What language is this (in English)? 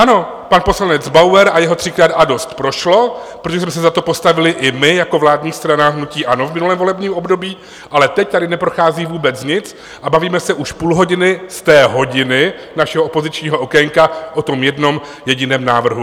Czech